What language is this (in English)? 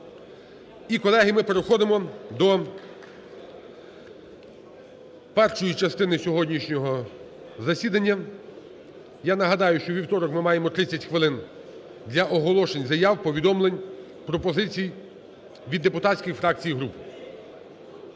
Ukrainian